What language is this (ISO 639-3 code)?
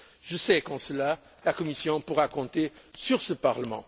fra